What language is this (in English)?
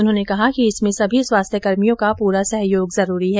Hindi